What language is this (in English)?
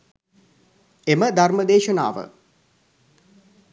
Sinhala